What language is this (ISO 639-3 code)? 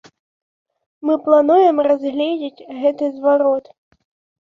bel